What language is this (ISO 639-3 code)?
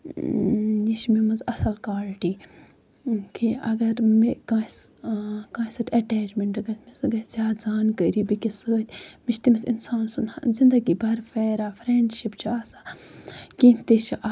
kas